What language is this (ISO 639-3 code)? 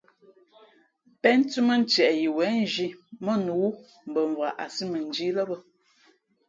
fmp